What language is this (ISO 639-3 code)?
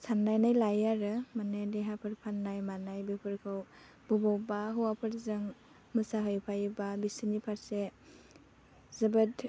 brx